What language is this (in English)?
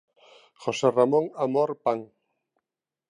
Galician